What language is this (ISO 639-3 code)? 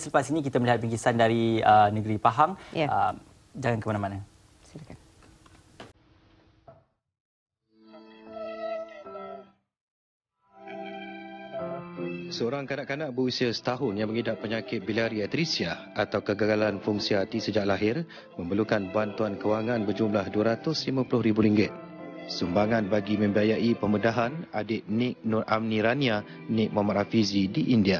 msa